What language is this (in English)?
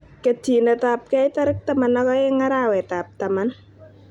Kalenjin